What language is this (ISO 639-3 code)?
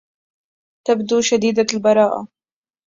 ara